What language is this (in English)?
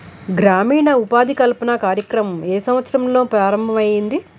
Telugu